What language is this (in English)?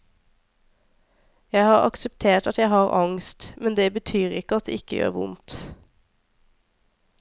Norwegian